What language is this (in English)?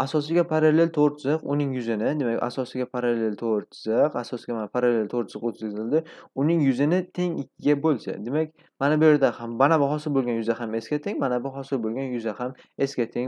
Turkish